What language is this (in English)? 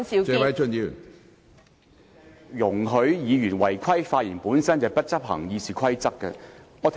Cantonese